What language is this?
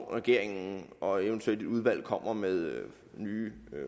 Danish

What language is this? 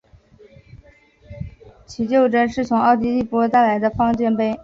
Chinese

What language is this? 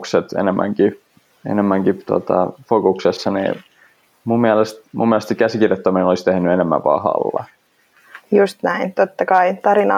Finnish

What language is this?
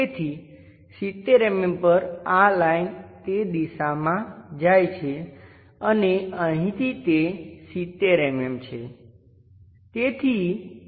Gujarati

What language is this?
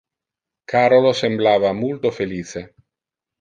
Interlingua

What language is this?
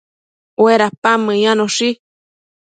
Matsés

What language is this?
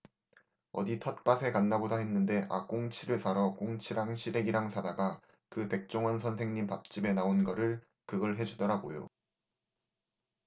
Korean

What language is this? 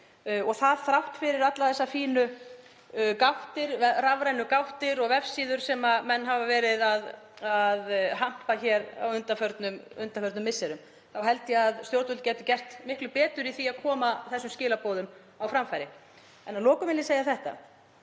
Icelandic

